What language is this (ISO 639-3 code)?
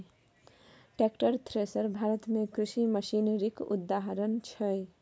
mai